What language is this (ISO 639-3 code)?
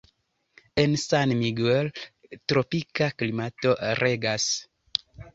epo